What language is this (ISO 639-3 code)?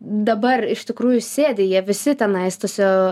lit